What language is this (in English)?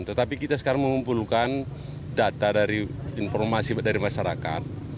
Indonesian